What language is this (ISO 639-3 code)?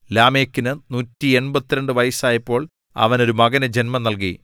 mal